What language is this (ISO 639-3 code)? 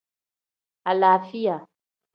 kdh